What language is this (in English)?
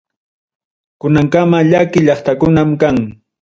Ayacucho Quechua